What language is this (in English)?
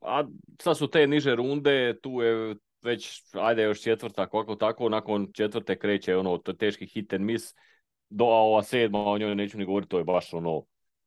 Croatian